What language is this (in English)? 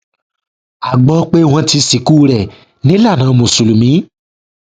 Yoruba